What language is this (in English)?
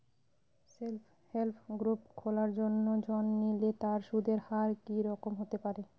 Bangla